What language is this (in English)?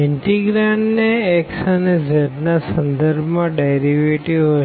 Gujarati